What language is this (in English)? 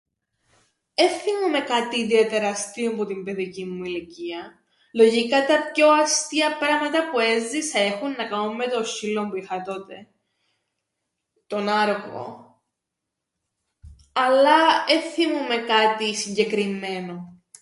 Greek